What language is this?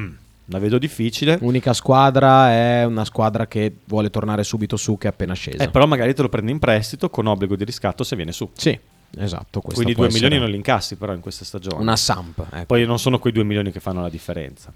Italian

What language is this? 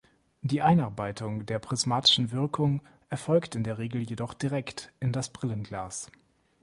German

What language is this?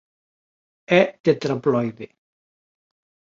Galician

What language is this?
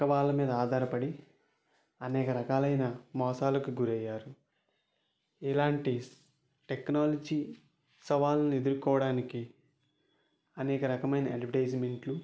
Telugu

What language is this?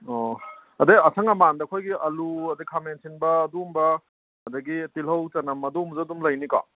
Manipuri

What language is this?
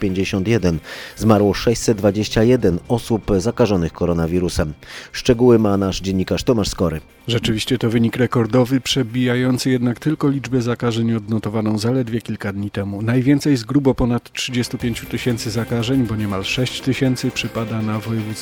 Polish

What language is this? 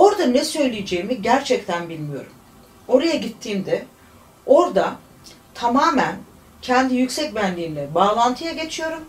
Turkish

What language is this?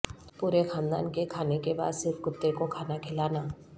Urdu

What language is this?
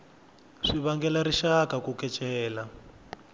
Tsonga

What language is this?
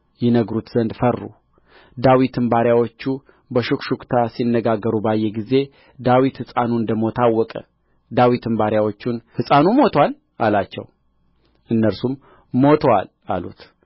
Amharic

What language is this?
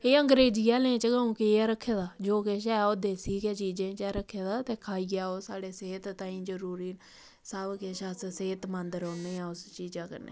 Dogri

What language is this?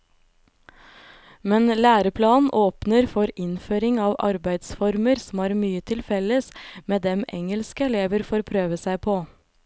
Norwegian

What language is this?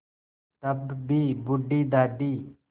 Hindi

